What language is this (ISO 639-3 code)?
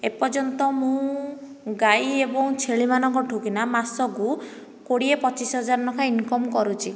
ori